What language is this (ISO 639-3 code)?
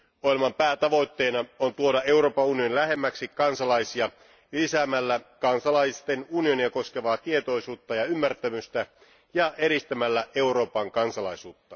fin